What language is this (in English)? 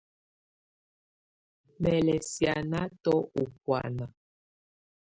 Tunen